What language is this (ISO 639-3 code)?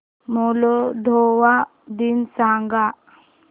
mar